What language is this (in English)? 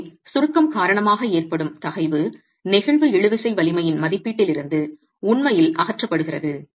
Tamil